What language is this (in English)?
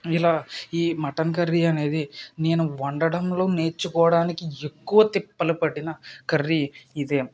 Telugu